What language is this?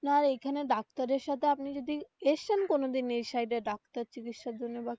Bangla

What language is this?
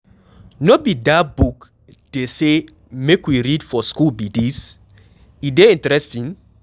Nigerian Pidgin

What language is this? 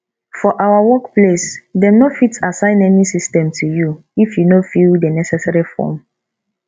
Nigerian Pidgin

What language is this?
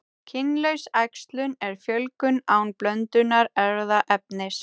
Icelandic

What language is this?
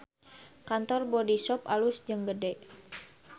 Sundanese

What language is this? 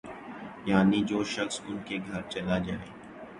Urdu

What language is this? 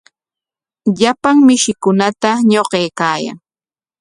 Corongo Ancash Quechua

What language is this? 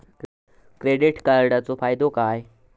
Marathi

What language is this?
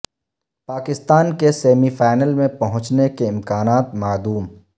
Urdu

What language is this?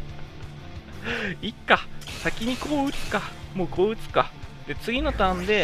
Japanese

